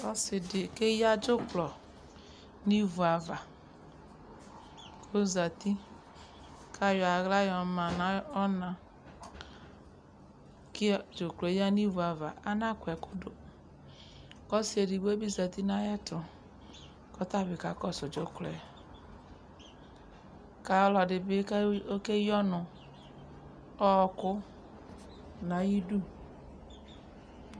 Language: Ikposo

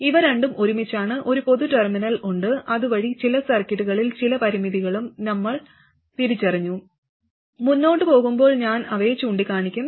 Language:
Malayalam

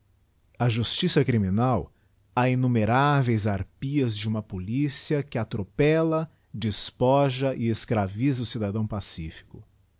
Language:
Portuguese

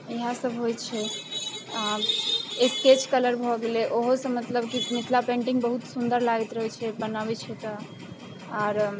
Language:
Maithili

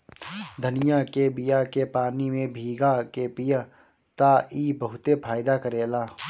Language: Bhojpuri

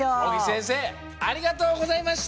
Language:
Japanese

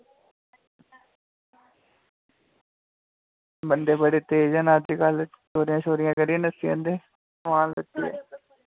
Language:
Dogri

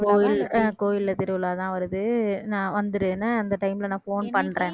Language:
Tamil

